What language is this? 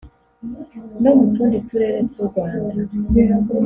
Kinyarwanda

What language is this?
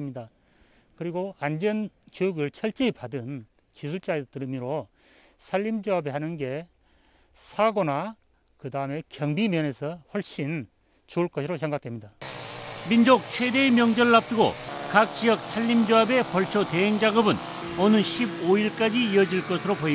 Korean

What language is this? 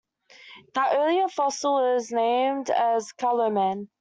English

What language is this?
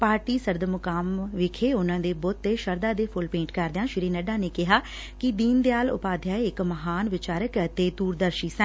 Punjabi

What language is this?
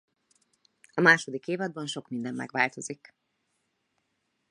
Hungarian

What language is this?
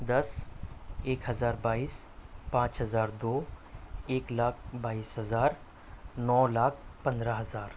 Urdu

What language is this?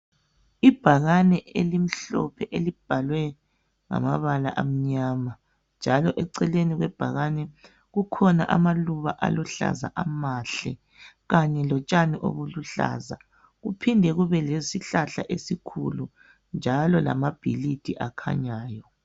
North Ndebele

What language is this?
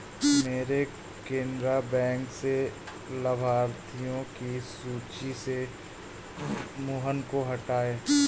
Hindi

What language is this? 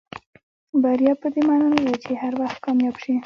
Pashto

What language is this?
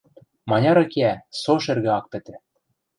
Western Mari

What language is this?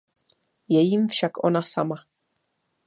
Czech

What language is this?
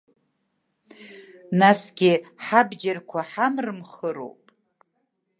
Abkhazian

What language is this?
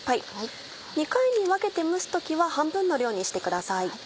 Japanese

